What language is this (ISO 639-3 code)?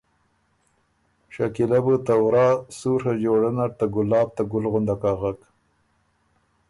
oru